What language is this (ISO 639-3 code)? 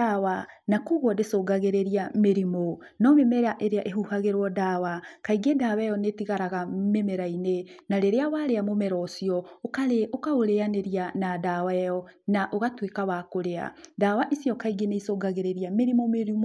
kik